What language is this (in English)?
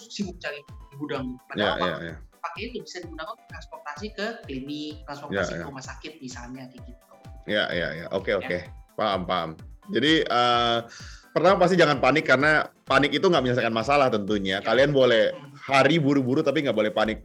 Indonesian